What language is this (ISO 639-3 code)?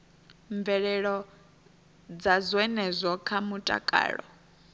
ven